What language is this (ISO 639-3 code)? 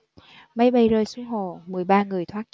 vie